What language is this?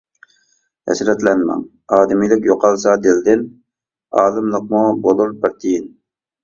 Uyghur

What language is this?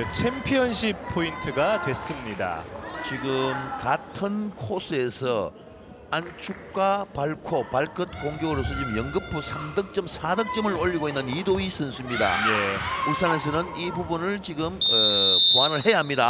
Korean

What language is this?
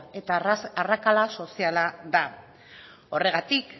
Basque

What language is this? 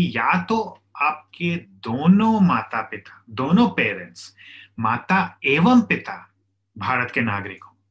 Hindi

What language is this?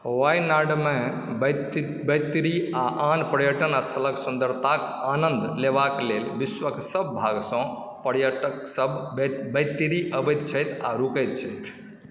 Maithili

